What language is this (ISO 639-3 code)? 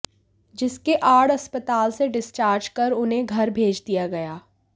hin